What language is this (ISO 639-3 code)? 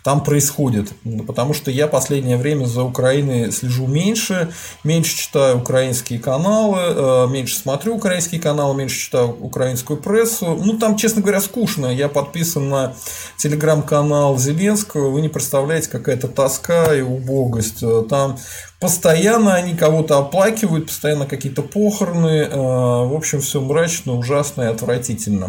rus